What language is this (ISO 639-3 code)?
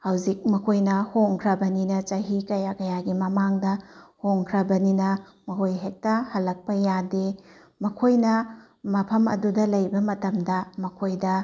mni